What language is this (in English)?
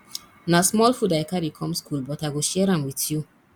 Nigerian Pidgin